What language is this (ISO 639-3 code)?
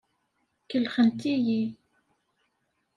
kab